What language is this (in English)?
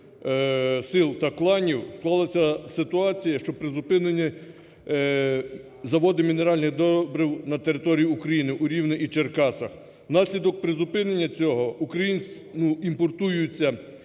Ukrainian